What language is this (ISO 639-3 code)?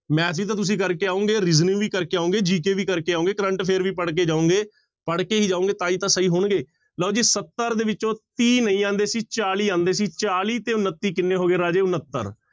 pan